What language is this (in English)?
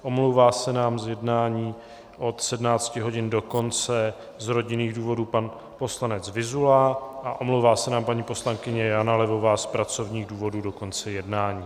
Czech